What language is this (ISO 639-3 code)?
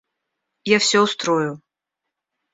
rus